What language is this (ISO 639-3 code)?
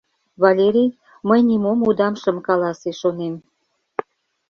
chm